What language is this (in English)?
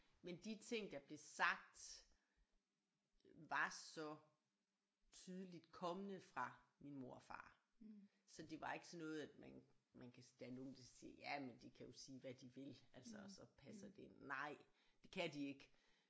Danish